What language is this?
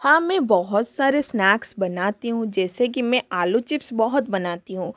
Hindi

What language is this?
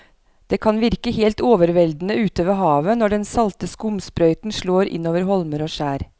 Norwegian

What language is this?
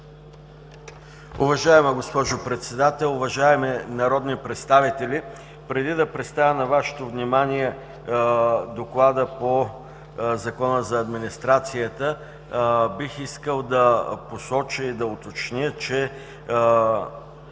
Bulgarian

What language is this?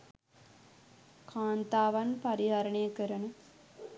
Sinhala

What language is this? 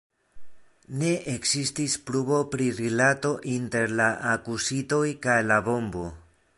Esperanto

